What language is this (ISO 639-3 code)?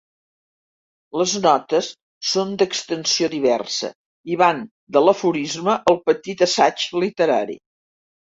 cat